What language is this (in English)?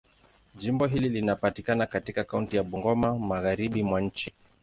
Swahili